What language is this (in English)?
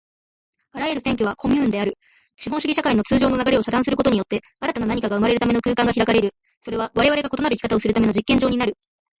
Japanese